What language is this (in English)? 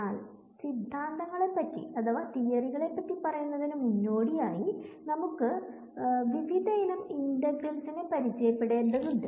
Malayalam